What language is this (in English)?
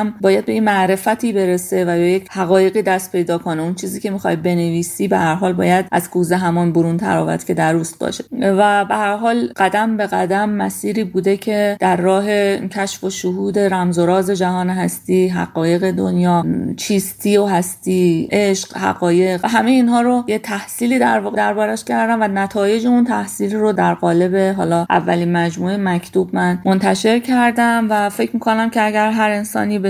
Persian